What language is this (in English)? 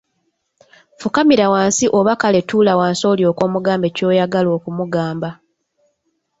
Ganda